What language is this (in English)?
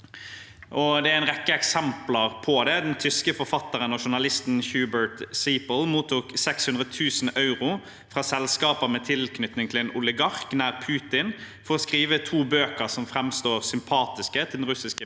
Norwegian